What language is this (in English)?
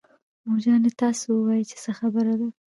Pashto